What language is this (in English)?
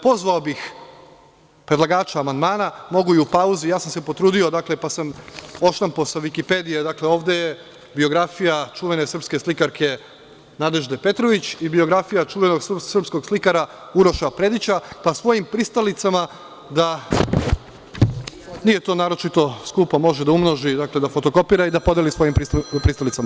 Serbian